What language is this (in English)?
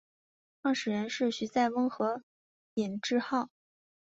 Chinese